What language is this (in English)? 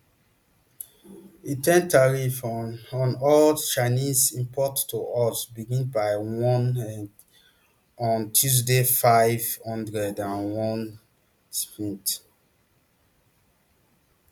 Nigerian Pidgin